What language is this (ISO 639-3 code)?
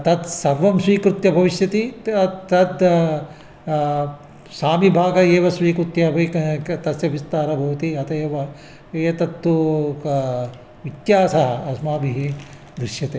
san